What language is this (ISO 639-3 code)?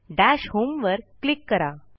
mar